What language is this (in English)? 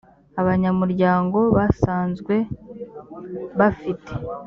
Kinyarwanda